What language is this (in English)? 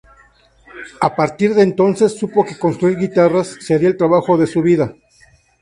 Spanish